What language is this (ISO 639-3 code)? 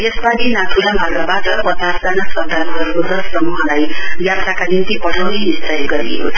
nep